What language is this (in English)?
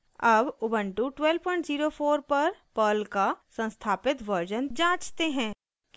Hindi